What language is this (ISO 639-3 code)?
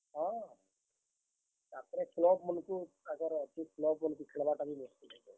ori